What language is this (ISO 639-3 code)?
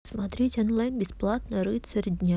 rus